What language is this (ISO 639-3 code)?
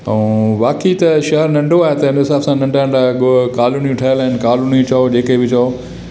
snd